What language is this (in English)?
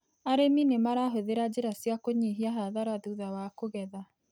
Kikuyu